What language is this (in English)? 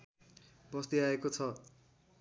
Nepali